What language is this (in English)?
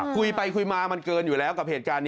Thai